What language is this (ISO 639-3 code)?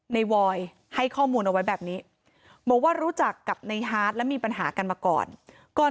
tha